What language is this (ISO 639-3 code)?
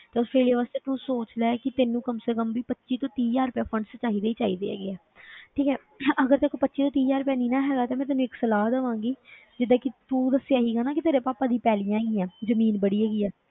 pan